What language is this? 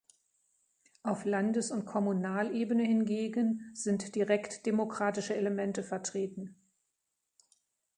German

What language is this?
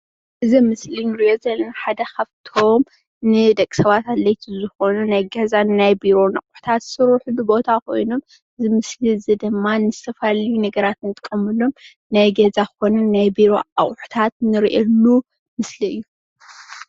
Tigrinya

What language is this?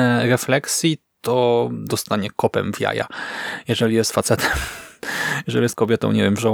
Polish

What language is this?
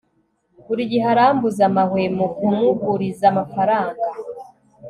Kinyarwanda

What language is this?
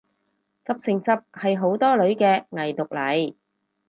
Cantonese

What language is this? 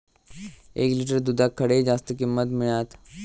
Marathi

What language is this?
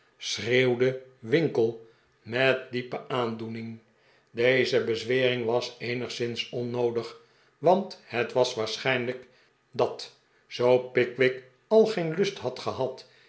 Dutch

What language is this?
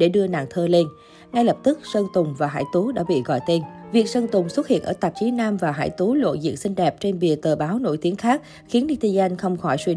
Vietnamese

